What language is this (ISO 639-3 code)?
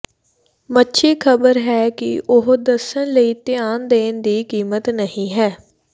pan